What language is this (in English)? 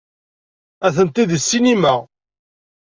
Kabyle